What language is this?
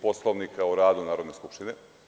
Serbian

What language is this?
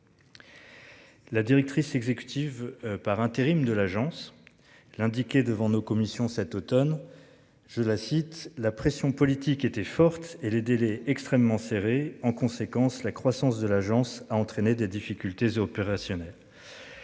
French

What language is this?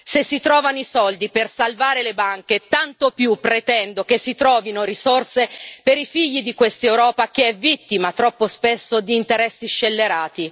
Italian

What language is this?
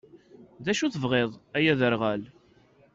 Kabyle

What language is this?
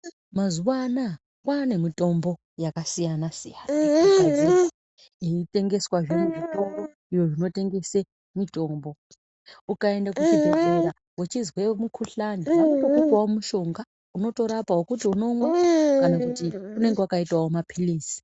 Ndau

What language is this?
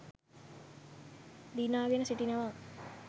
Sinhala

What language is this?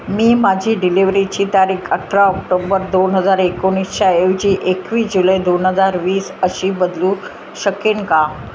Marathi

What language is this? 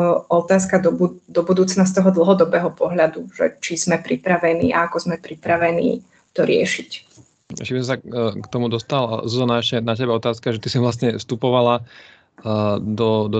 Slovak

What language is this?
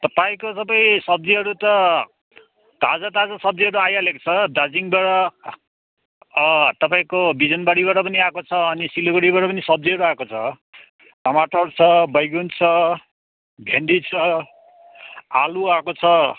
Nepali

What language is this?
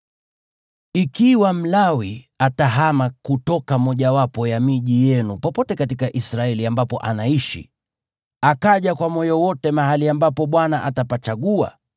Swahili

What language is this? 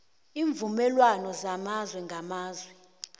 South Ndebele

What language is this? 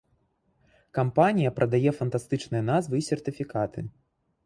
Belarusian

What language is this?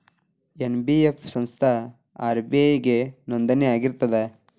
Kannada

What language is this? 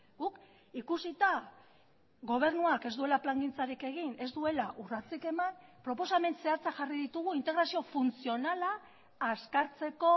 Basque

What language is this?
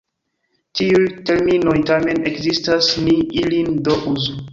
Esperanto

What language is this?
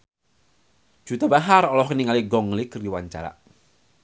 Sundanese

